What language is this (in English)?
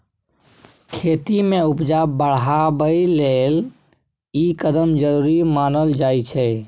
Maithili